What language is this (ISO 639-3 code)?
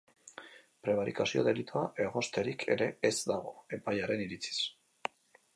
eus